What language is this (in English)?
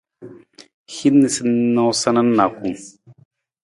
Nawdm